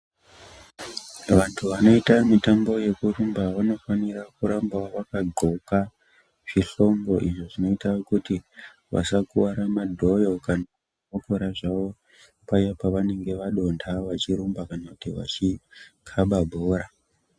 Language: Ndau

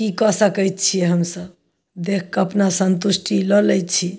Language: Maithili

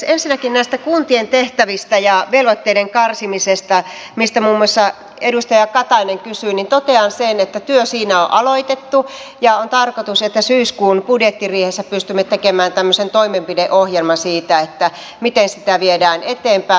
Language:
Finnish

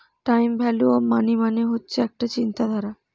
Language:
Bangla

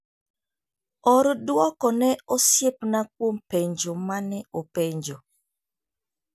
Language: Luo (Kenya and Tanzania)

